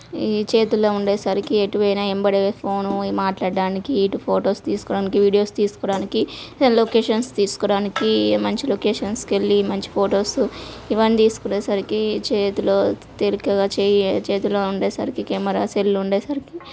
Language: Telugu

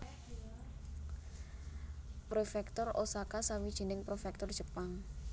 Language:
Javanese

